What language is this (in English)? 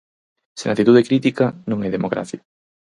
Galician